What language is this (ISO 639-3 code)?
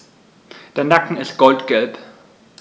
deu